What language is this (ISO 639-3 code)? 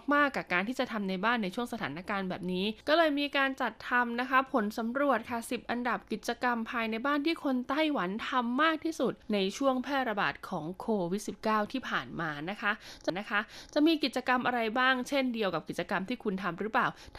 tha